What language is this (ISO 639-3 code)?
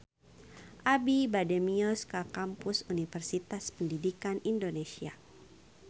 sun